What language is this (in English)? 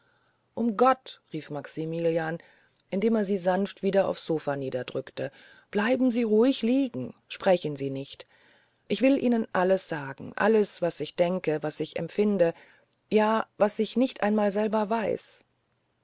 German